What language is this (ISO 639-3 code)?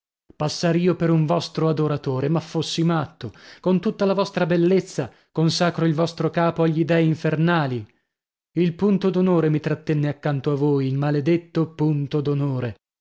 ita